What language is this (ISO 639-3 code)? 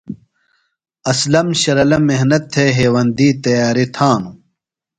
phl